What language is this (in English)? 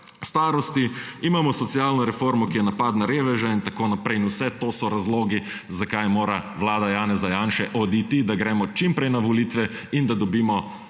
Slovenian